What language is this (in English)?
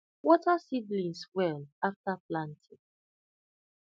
Nigerian Pidgin